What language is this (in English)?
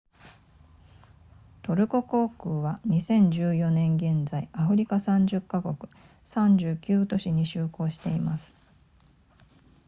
Japanese